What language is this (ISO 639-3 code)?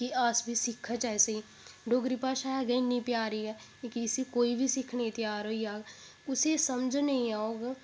doi